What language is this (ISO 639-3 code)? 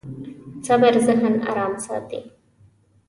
pus